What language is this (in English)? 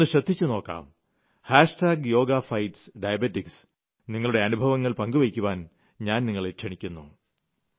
Malayalam